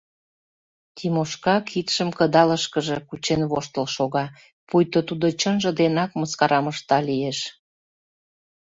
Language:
Mari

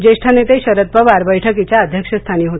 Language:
Marathi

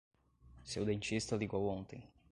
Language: Portuguese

